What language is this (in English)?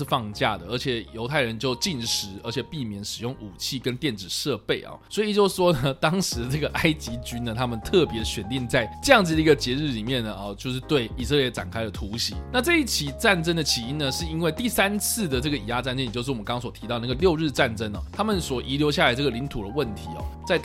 Chinese